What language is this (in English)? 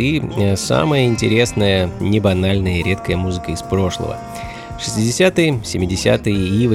Russian